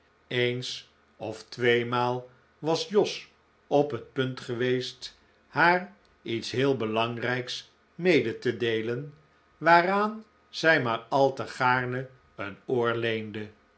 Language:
Dutch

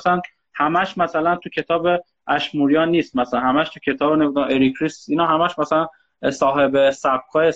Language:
Persian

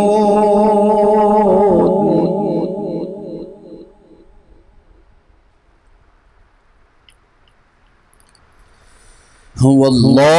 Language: Arabic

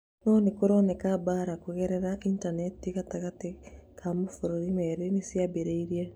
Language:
Kikuyu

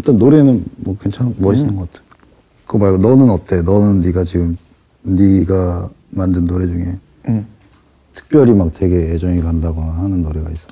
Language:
Korean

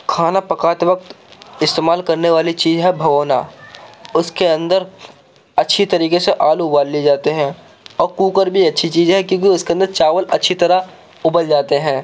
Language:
Urdu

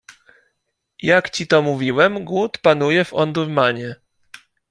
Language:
Polish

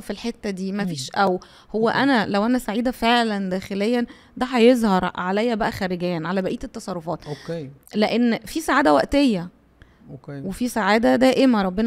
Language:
Arabic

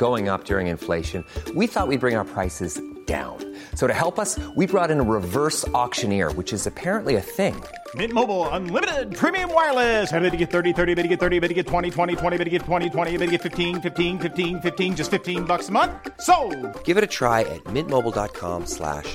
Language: Swedish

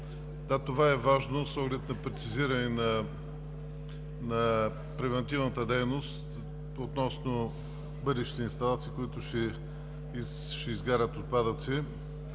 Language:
Bulgarian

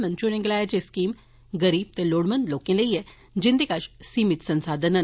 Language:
Dogri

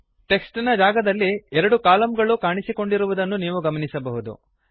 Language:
Kannada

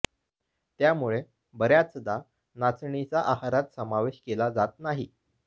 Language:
Marathi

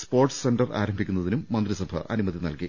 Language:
Malayalam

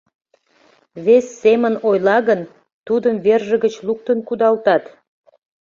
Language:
Mari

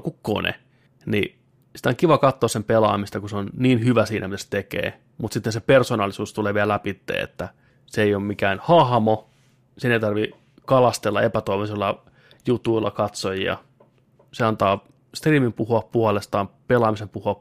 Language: Finnish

